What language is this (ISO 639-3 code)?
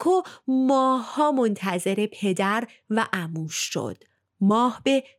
fas